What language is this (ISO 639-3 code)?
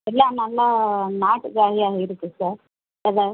tam